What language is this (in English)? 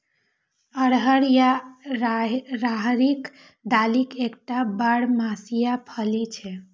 Maithili